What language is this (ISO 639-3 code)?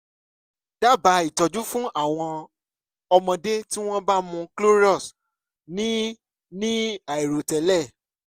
yor